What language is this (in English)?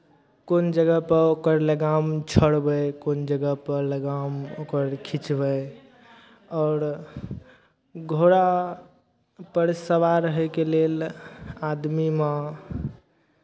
Maithili